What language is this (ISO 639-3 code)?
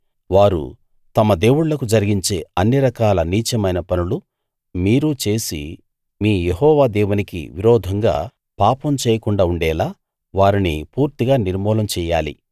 tel